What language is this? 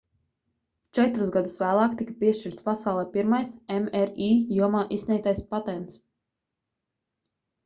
Latvian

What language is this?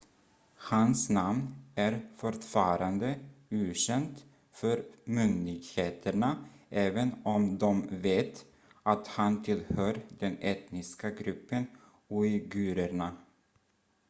Swedish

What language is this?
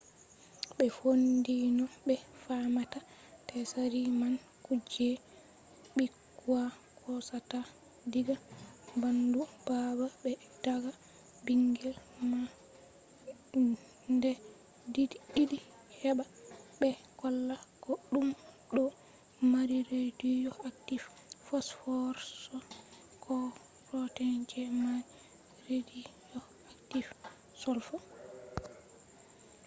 Fula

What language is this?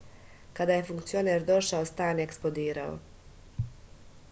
Serbian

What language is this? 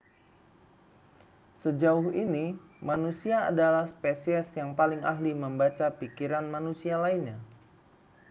Indonesian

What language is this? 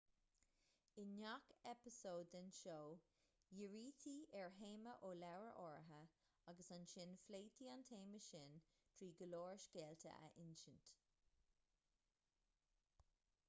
Irish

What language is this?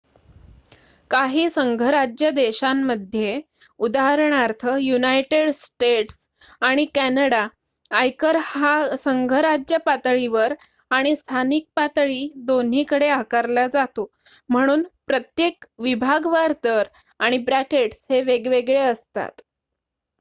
Marathi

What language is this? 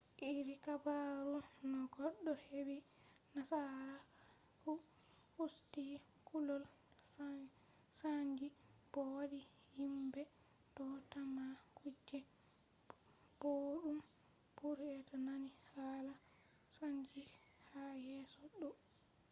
Fula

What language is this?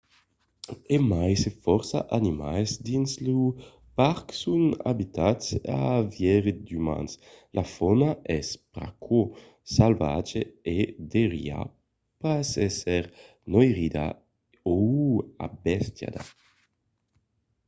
Occitan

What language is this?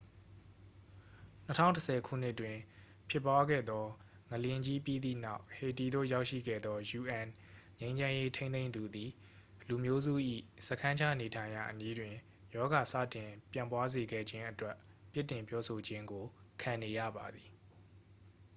Burmese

